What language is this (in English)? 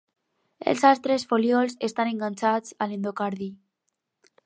Catalan